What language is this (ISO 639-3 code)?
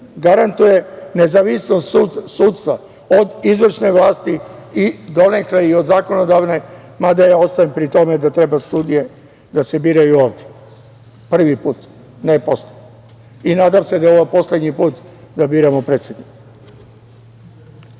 srp